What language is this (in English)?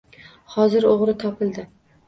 Uzbek